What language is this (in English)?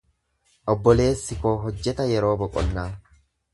Oromo